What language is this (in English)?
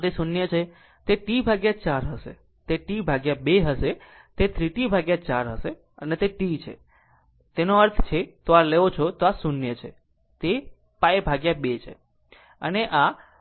Gujarati